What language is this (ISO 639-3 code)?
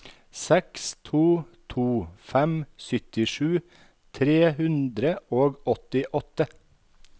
nor